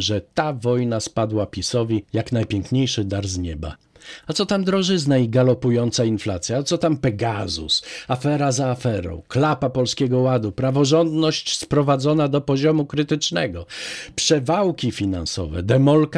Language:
Polish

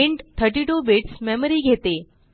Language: Marathi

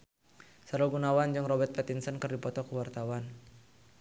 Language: Sundanese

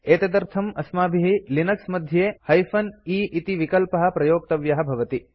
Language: Sanskrit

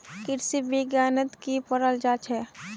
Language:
Magahi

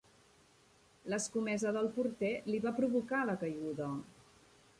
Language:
Catalan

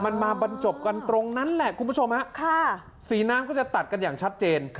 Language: Thai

